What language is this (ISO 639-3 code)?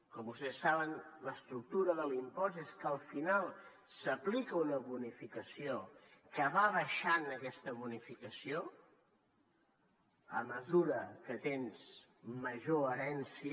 cat